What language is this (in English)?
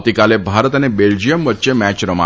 Gujarati